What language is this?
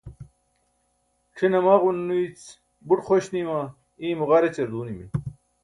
Burushaski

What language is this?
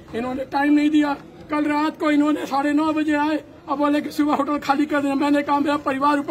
Hindi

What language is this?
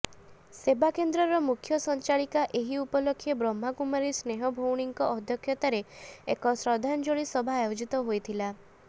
Odia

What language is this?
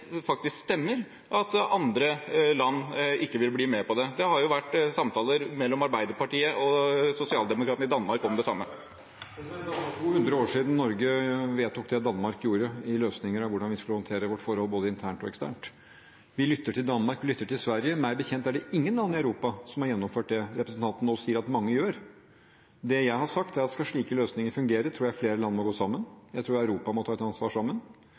Norwegian Bokmål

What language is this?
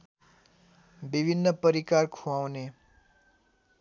Nepali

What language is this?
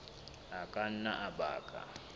Southern Sotho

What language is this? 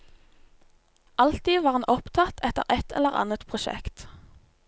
Norwegian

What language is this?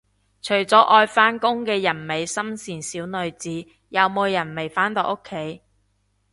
Cantonese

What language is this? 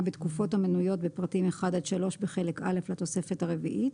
Hebrew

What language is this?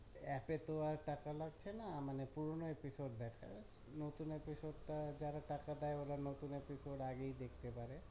Bangla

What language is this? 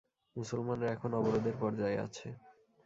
Bangla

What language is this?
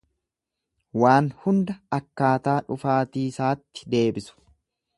Oromo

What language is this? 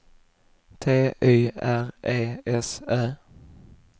Swedish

